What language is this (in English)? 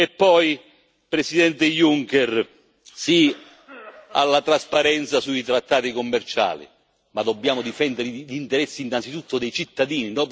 Italian